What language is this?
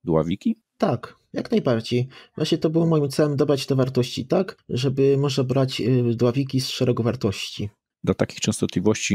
Polish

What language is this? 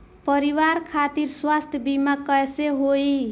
Bhojpuri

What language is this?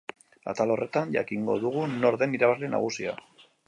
Basque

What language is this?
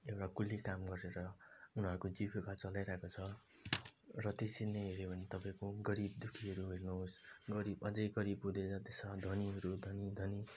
Nepali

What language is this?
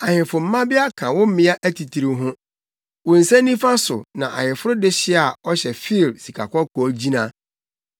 Akan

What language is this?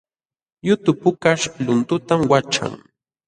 Jauja Wanca Quechua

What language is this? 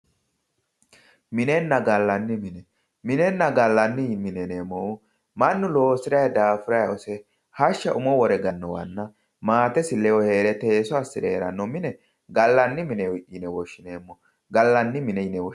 Sidamo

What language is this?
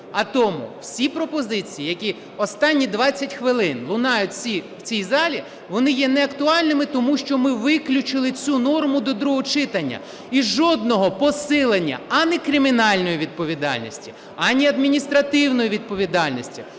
Ukrainian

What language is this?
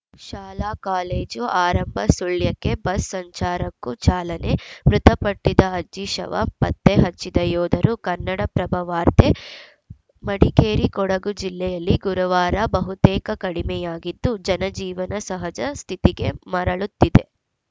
Kannada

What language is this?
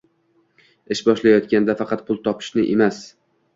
Uzbek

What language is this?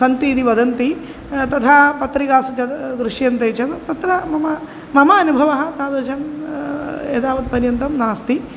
Sanskrit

